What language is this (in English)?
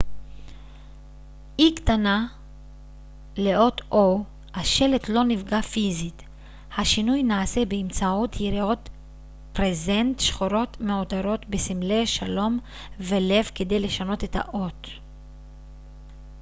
Hebrew